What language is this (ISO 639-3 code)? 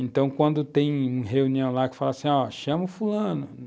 por